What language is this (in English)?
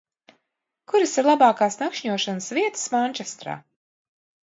Latvian